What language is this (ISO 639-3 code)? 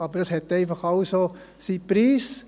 gsw